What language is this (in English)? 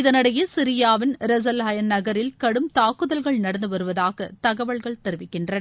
Tamil